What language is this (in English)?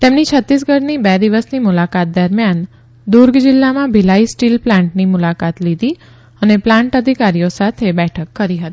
Gujarati